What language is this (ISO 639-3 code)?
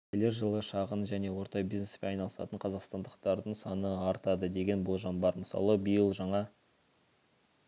kaz